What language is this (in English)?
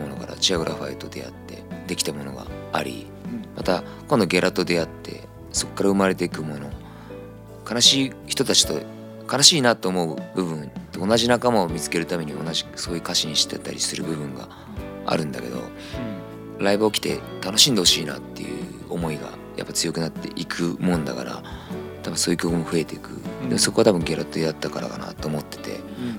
Japanese